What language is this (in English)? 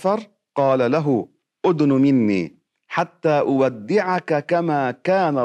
Arabic